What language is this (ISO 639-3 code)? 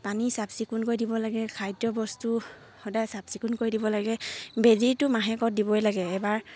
asm